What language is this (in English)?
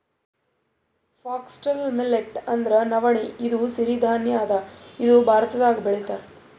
Kannada